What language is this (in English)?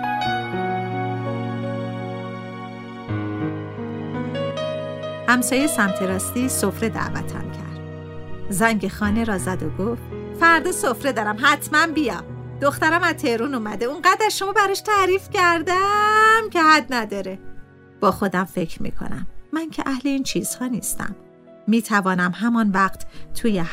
Persian